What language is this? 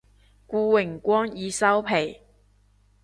Cantonese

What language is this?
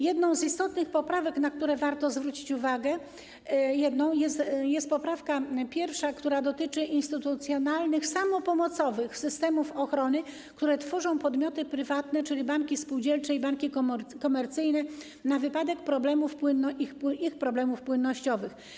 Polish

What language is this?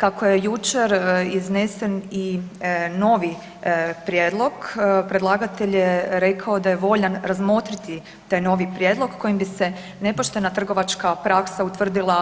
Croatian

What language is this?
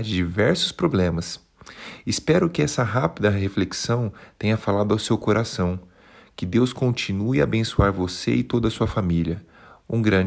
Portuguese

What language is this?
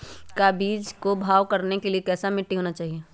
Magahi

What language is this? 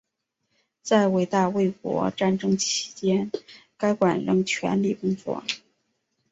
Chinese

